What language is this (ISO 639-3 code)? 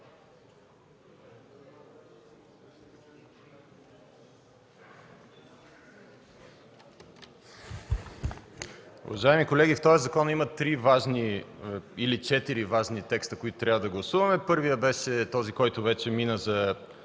bul